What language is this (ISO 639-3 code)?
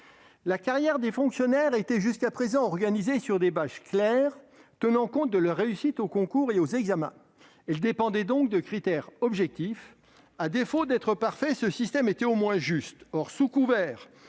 fra